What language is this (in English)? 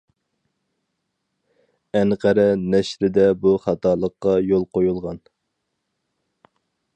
Uyghur